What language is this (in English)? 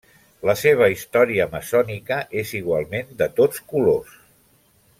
Catalan